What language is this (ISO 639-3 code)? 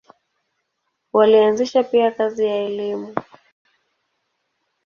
swa